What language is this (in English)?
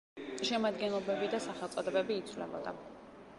Georgian